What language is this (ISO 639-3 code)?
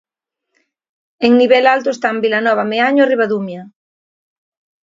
glg